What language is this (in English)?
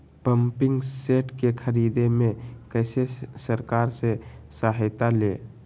Magahi